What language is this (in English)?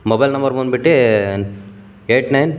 Kannada